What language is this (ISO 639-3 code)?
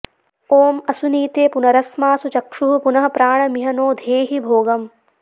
san